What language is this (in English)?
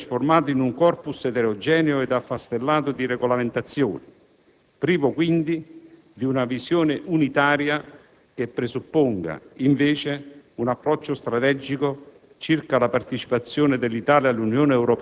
Italian